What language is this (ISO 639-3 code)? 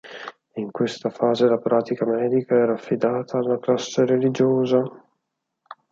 ita